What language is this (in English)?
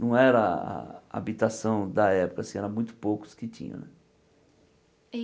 Portuguese